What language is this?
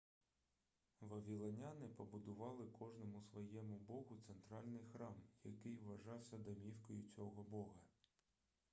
Ukrainian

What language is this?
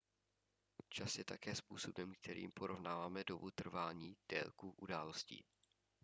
Czech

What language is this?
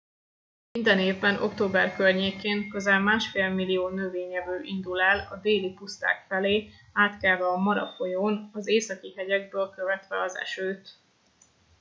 Hungarian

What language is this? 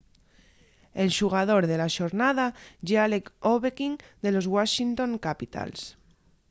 Asturian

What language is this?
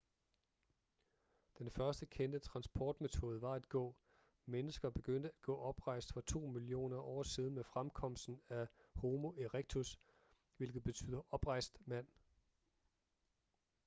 Danish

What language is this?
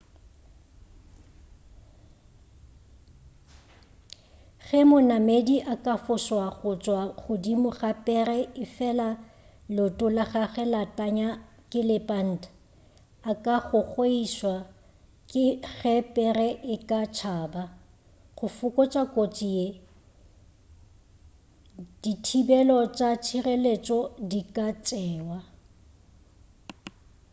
Northern Sotho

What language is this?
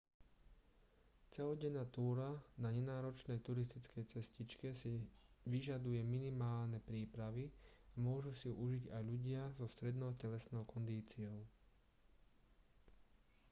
Slovak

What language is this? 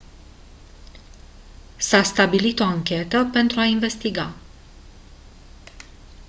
Romanian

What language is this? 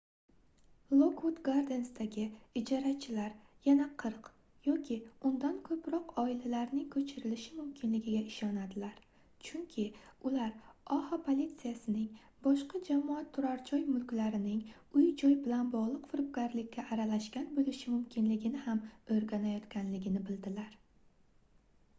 Uzbek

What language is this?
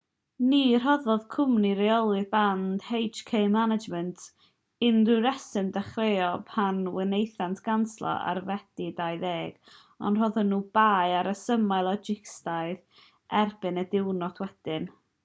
Welsh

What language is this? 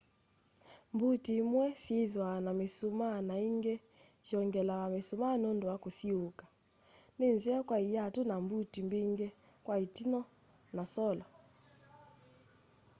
Kamba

